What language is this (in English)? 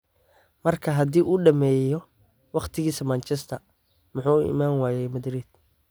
Somali